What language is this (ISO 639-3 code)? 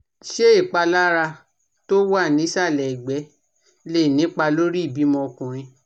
yor